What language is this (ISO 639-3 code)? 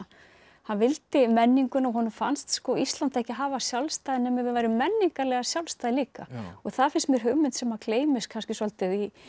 isl